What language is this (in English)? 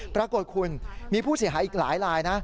Thai